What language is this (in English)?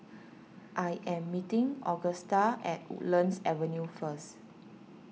English